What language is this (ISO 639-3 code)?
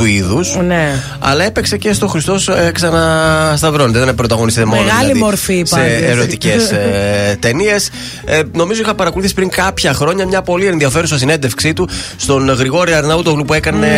ell